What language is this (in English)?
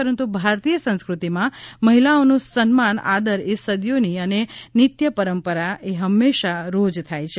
Gujarati